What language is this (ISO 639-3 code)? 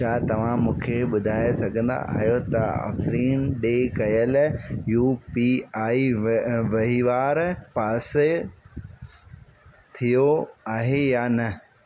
snd